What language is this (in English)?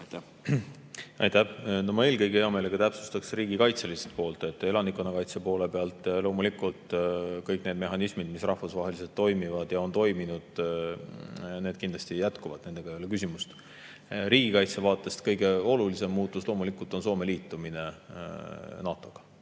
Estonian